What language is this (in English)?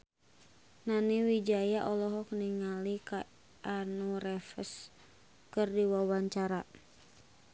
Sundanese